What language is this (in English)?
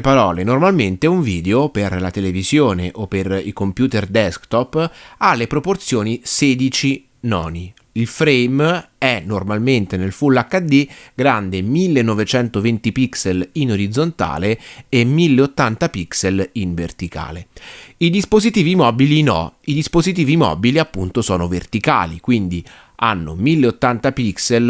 Italian